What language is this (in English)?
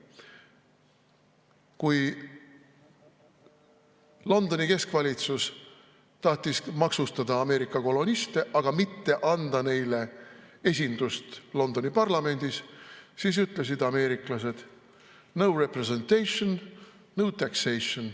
Estonian